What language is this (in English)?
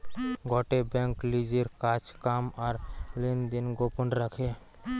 Bangla